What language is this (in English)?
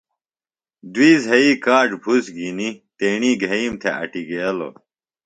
Phalura